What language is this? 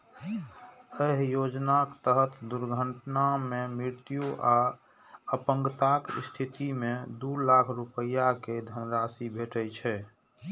Maithili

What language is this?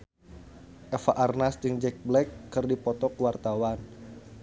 Sundanese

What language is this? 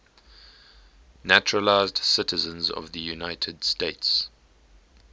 English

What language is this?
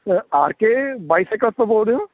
Punjabi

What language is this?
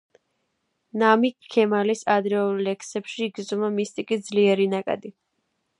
Georgian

